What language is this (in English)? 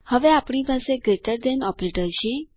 Gujarati